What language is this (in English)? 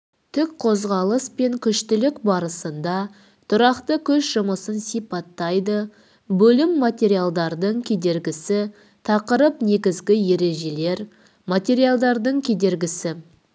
Kazakh